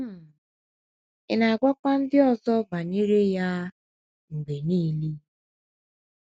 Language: Igbo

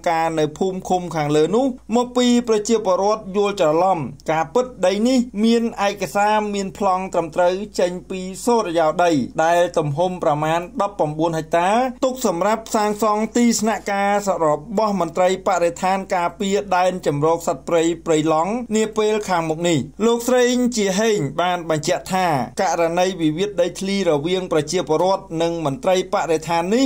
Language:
Thai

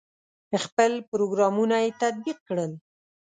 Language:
Pashto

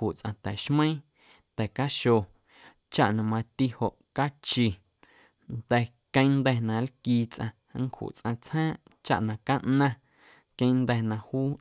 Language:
Guerrero Amuzgo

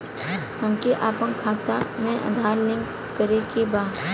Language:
Bhojpuri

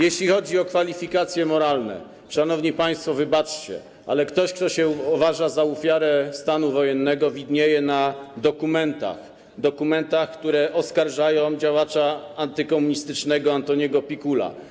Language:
Polish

